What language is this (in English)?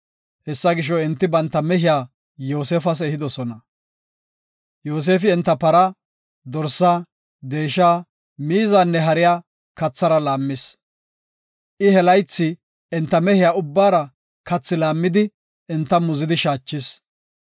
Gofa